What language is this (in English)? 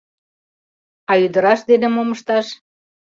Mari